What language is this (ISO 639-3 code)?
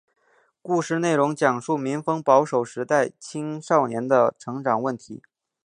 zho